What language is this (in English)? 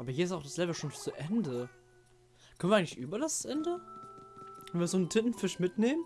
German